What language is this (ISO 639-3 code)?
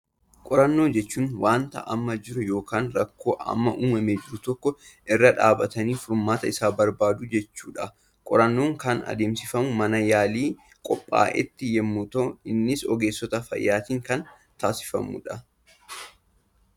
orm